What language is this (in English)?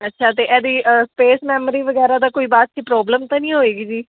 Punjabi